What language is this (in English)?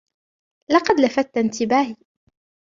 Arabic